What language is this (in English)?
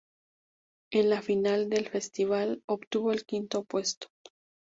Spanish